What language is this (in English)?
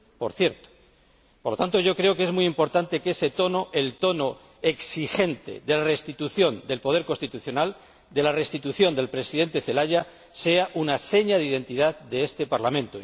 Spanish